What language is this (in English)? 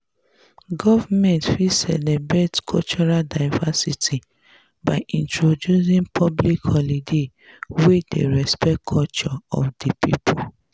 Nigerian Pidgin